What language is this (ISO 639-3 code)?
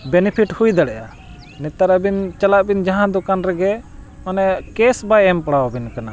sat